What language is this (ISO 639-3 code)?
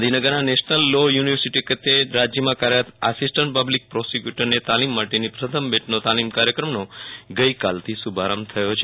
guj